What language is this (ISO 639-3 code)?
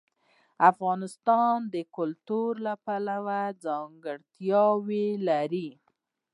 pus